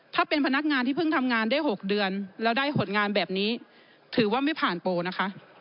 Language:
Thai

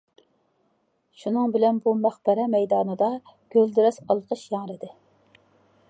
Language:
Uyghur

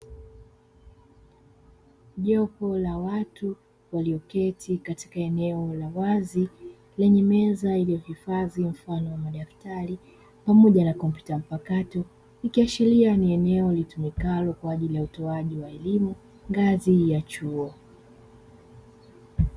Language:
Swahili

